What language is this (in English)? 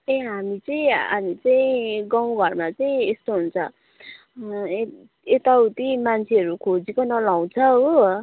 Nepali